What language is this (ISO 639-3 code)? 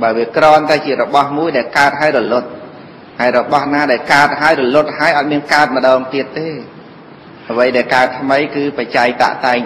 vie